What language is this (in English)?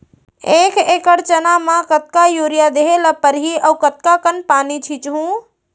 Chhattisgarhi